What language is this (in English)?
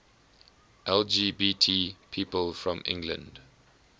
English